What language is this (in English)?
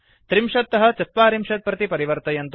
Sanskrit